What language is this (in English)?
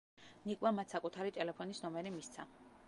Georgian